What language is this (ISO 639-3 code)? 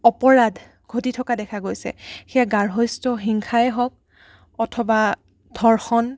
asm